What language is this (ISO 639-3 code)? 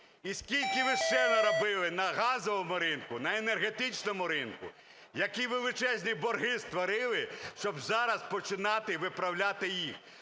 ukr